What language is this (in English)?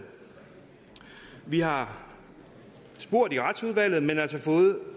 Danish